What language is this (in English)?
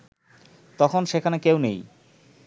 Bangla